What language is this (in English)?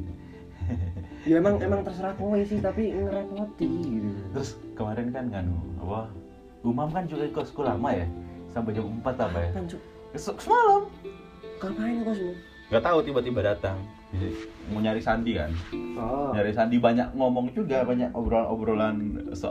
Indonesian